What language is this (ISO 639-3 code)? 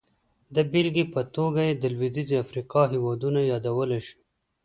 pus